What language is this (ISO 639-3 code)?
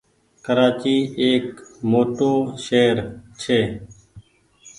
gig